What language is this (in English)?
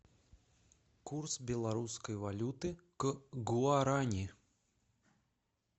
Russian